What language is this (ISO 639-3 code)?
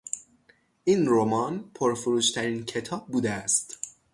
fas